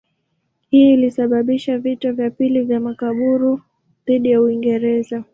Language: Swahili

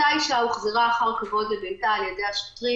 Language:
Hebrew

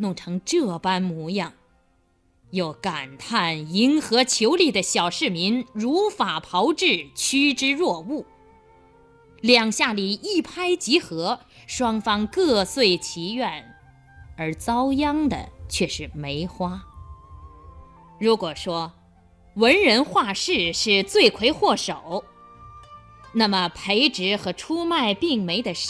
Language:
Chinese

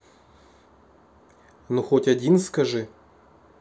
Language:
Russian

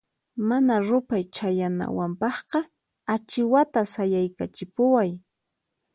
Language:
Puno Quechua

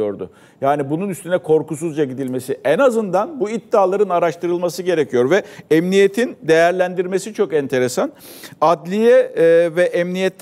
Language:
Turkish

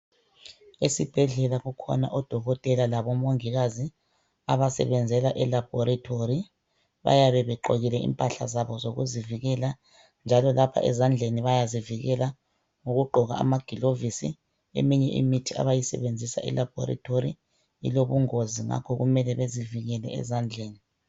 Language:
North Ndebele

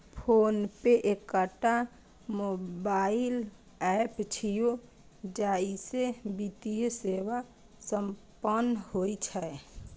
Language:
Maithili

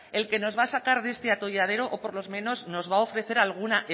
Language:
Spanish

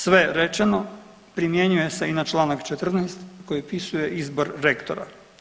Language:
Croatian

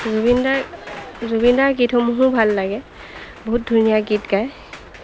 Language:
Assamese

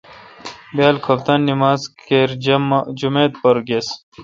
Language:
Kalkoti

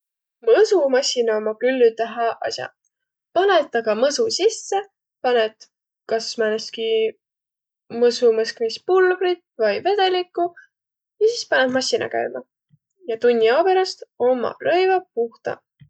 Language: Võro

